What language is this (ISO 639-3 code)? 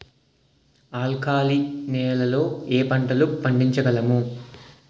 tel